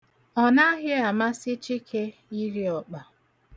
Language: Igbo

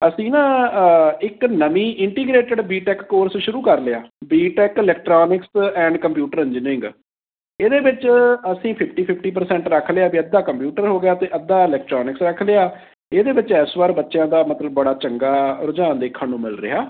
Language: Punjabi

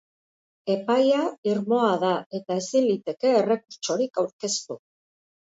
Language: Basque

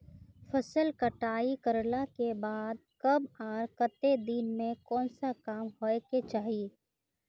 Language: Magahi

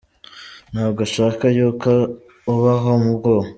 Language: Kinyarwanda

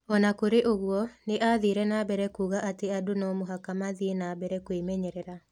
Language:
Kikuyu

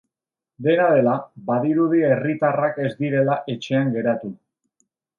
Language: Basque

